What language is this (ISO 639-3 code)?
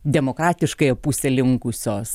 lit